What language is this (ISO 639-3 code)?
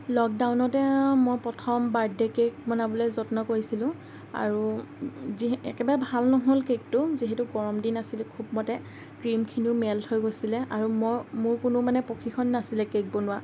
asm